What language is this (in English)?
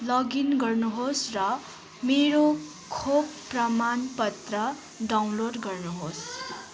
Nepali